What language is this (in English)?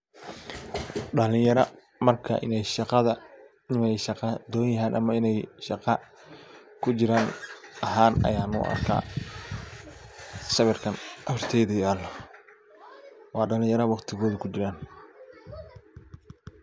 Somali